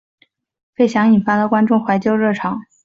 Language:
Chinese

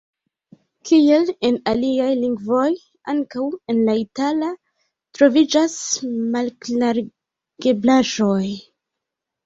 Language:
Esperanto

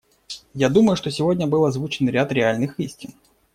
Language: Russian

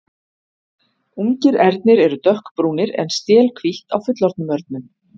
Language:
Icelandic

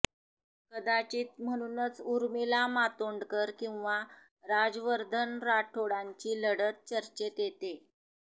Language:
Marathi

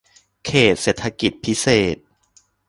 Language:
Thai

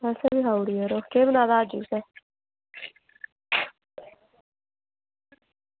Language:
Dogri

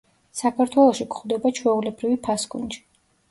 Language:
Georgian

